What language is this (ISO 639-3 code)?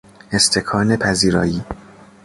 fas